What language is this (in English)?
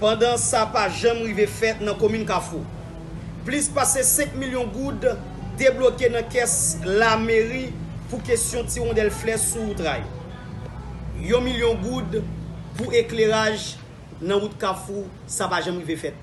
French